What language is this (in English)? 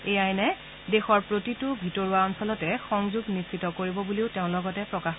Assamese